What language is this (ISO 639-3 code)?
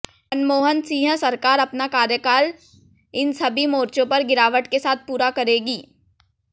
hin